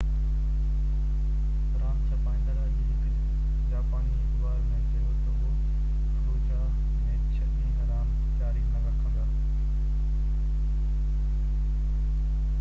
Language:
Sindhi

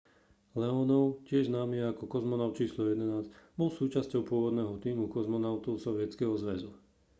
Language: Slovak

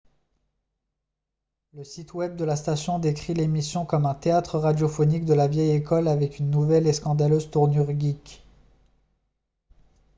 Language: French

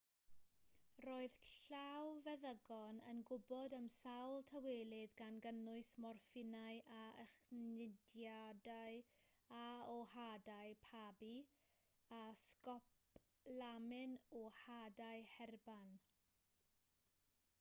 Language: Welsh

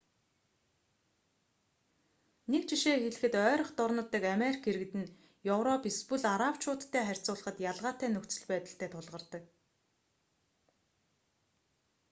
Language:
Mongolian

